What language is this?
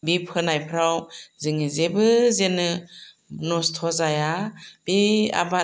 Bodo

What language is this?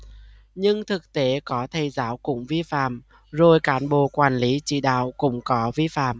Vietnamese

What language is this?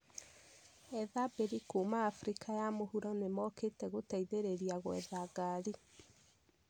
Kikuyu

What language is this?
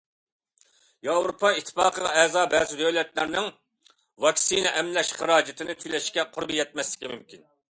Uyghur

